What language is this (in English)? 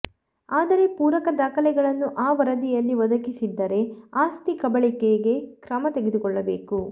Kannada